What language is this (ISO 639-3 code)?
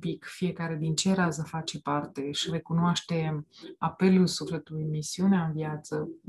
ron